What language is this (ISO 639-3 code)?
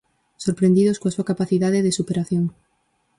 glg